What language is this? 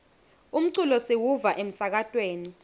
Swati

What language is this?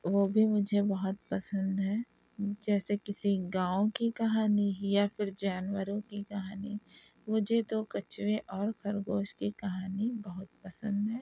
Urdu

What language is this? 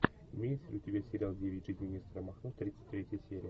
Russian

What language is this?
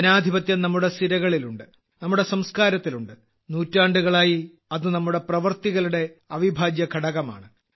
Malayalam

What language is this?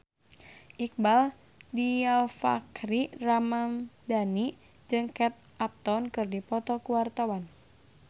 Sundanese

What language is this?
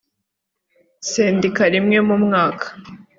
Kinyarwanda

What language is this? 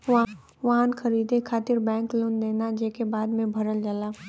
Bhojpuri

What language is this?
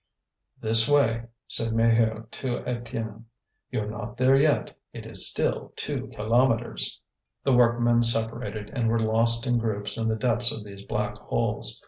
English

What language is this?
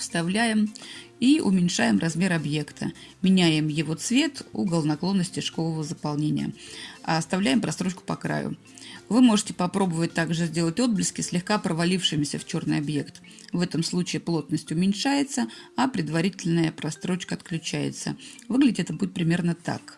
Russian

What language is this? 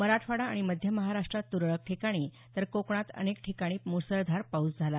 Marathi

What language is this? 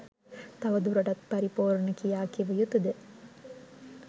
Sinhala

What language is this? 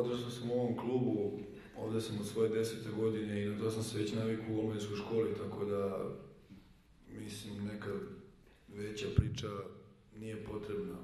Russian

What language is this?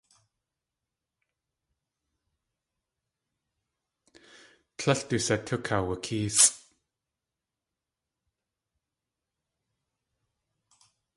Tlingit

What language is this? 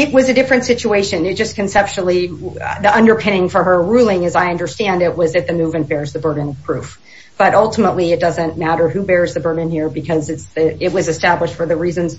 English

